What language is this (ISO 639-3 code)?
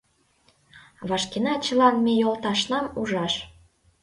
chm